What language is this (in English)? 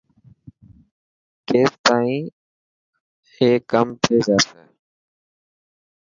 Dhatki